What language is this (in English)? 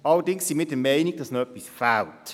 Swiss German